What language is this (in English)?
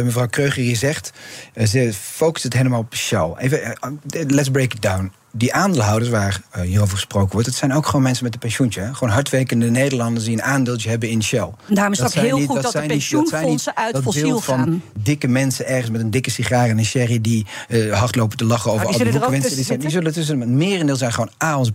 Dutch